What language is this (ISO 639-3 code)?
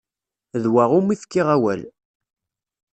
kab